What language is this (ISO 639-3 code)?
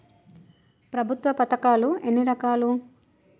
tel